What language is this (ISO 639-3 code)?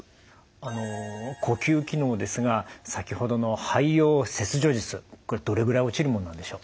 jpn